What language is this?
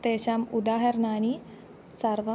Sanskrit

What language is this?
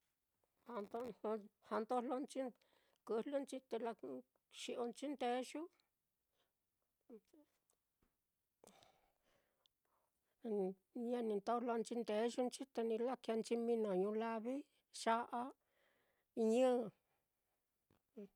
Mitlatongo Mixtec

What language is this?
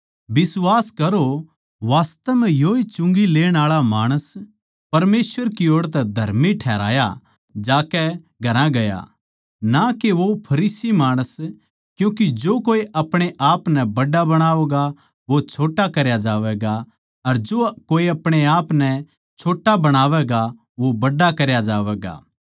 Haryanvi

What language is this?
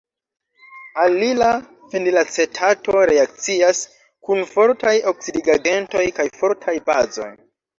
Esperanto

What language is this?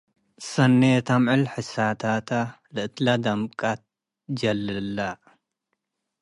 Tigre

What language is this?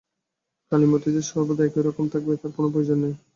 Bangla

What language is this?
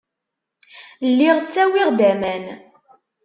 Kabyle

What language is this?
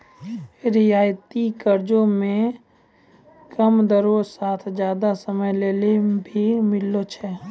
Maithili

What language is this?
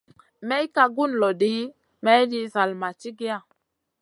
Masana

